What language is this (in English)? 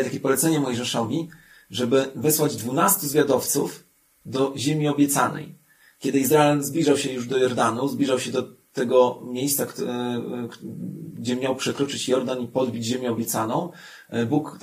Polish